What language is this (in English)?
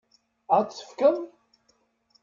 Kabyle